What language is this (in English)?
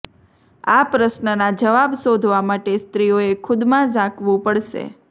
Gujarati